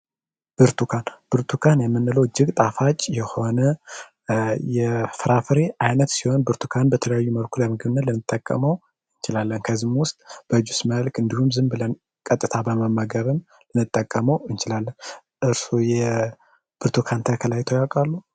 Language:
Amharic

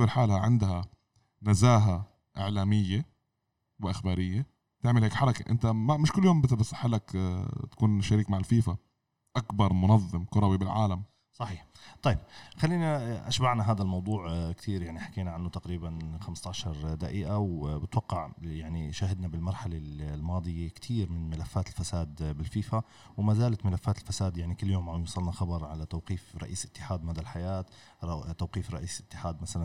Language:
Arabic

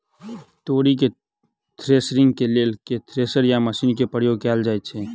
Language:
Maithili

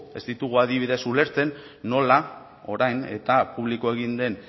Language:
Basque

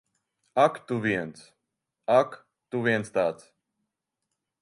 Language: Latvian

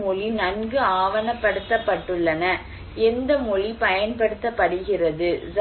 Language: Tamil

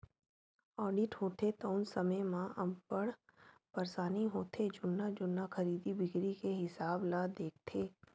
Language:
Chhattisgarhi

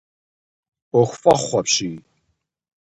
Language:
Kabardian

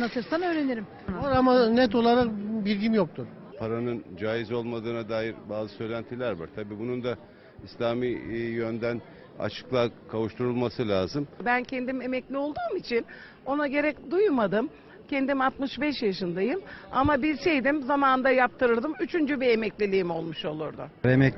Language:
Turkish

